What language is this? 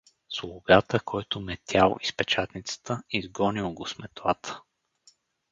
Bulgarian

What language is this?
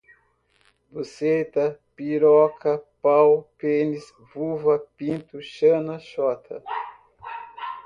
Portuguese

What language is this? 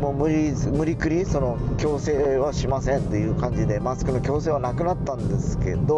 Japanese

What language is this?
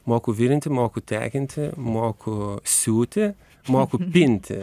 Lithuanian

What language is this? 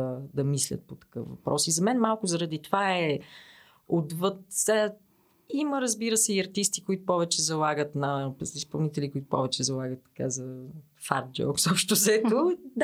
Bulgarian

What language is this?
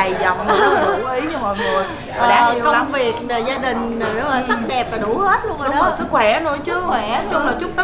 Vietnamese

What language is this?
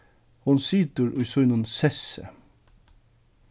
Faroese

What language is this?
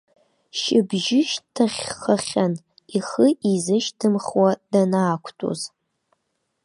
Abkhazian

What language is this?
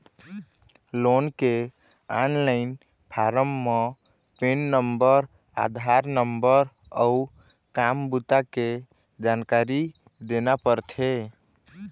Chhattisgarhi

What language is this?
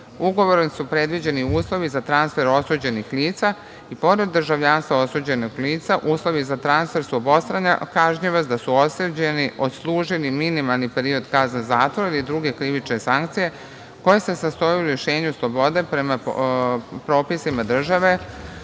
Serbian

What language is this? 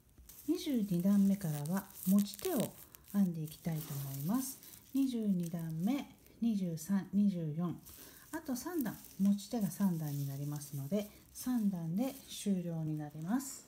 Japanese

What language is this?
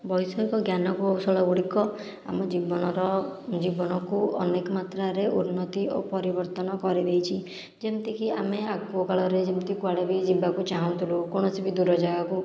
Odia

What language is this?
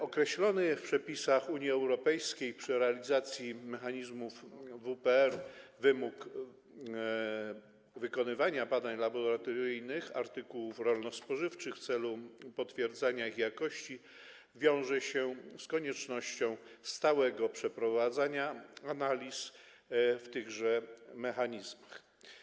Polish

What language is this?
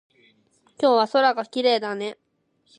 Japanese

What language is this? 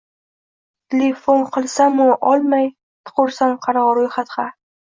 Uzbek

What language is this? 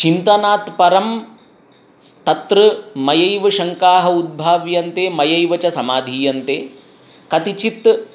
Sanskrit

